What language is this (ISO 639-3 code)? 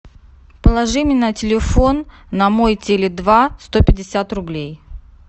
rus